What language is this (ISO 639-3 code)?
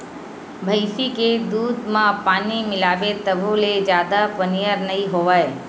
hne